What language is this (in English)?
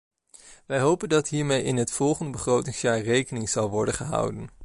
Dutch